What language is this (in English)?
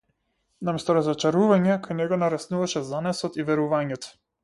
Macedonian